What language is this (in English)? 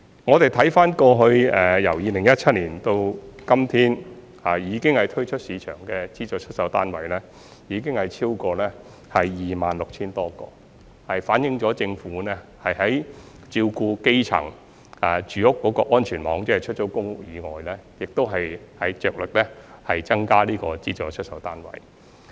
Cantonese